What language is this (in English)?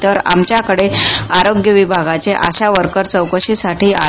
Marathi